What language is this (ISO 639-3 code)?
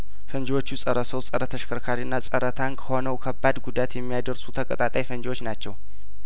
amh